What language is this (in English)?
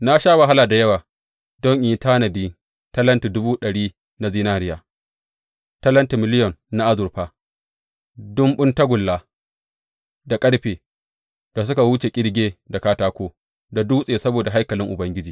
Hausa